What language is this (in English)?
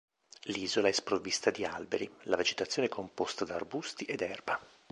Italian